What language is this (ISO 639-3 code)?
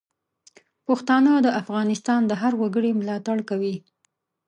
pus